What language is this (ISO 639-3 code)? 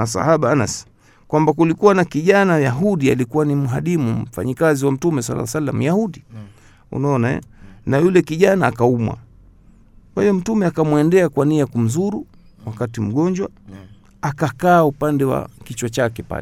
swa